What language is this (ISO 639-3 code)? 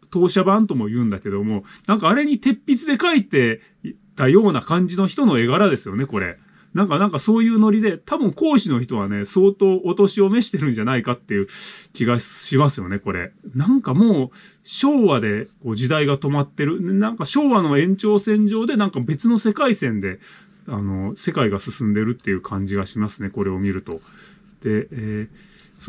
jpn